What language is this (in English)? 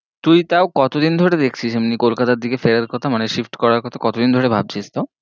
Bangla